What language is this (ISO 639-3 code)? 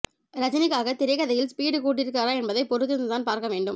tam